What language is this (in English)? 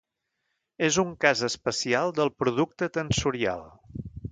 Catalan